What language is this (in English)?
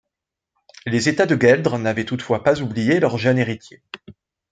French